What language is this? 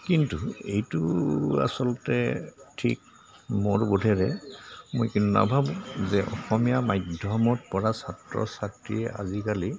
Assamese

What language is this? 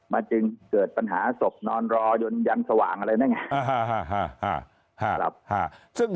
Thai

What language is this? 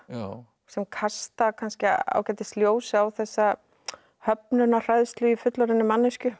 Icelandic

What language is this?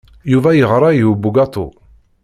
Kabyle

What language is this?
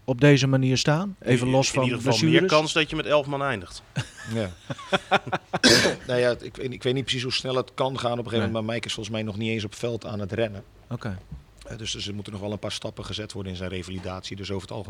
Dutch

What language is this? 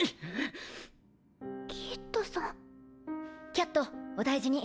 Japanese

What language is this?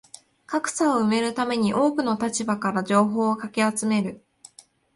Japanese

